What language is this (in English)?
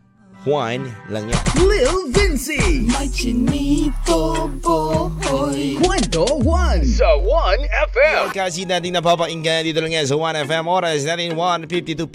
Filipino